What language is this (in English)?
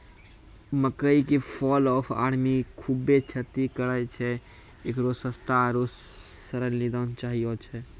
Maithili